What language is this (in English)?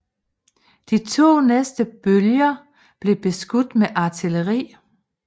Danish